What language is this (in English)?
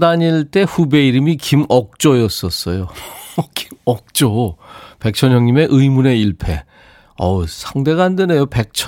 Korean